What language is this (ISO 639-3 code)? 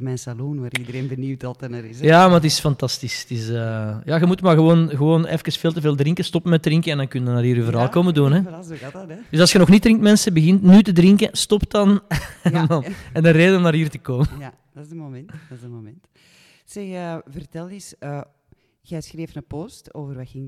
nld